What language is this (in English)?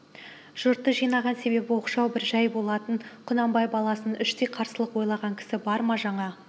Kazakh